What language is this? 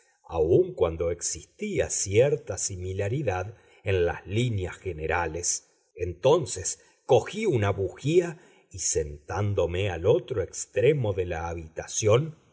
Spanish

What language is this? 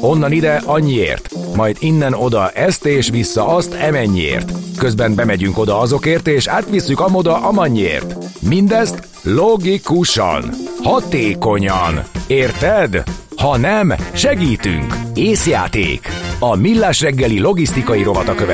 Hungarian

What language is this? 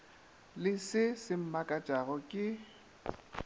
Northern Sotho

